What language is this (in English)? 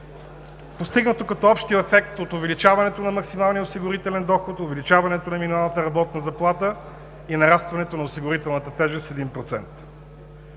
Bulgarian